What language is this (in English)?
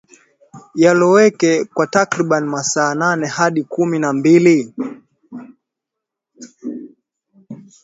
Swahili